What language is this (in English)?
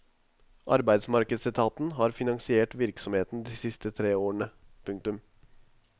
Norwegian